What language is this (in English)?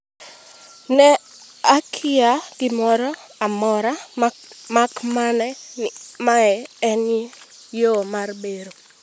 Luo (Kenya and Tanzania)